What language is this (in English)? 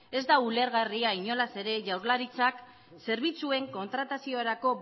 Basque